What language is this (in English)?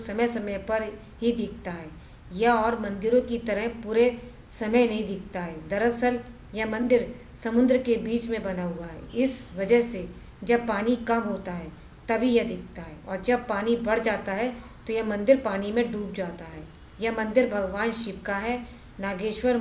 Hindi